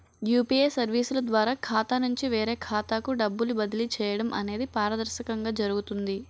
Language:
Telugu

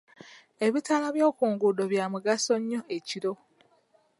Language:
Ganda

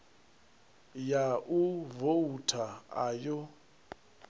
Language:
Venda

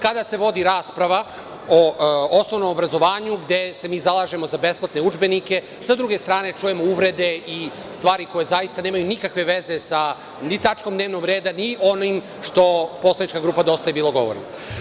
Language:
Serbian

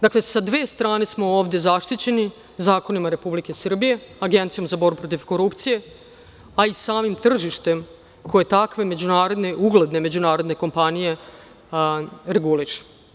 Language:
Serbian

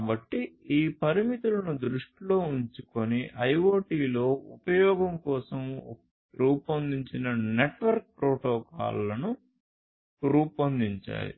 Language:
Telugu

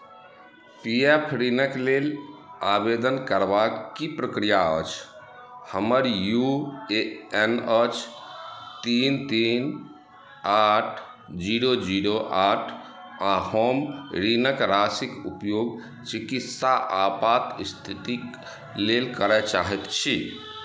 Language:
Maithili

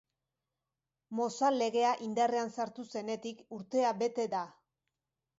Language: Basque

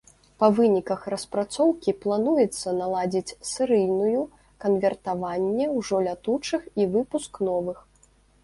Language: Belarusian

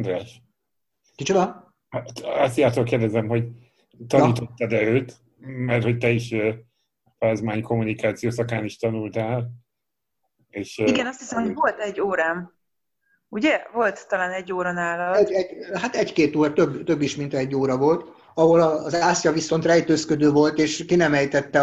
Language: Hungarian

